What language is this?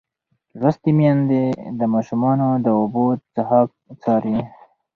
Pashto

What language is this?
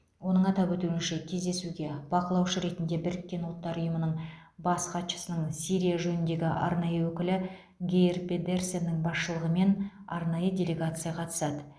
Kazakh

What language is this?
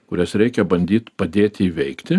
Lithuanian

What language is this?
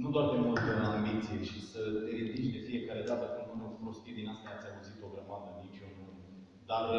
Romanian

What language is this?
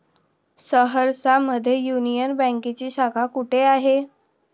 Marathi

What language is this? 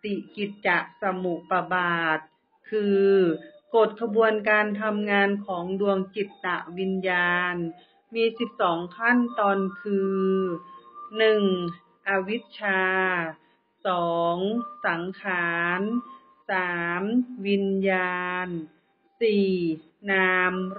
Thai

